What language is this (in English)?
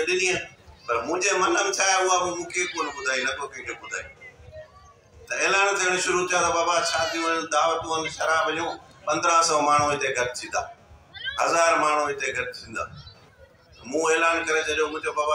Hindi